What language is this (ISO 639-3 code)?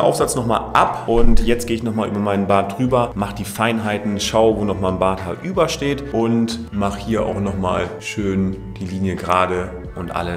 deu